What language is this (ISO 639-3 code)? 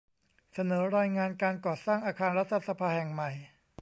tha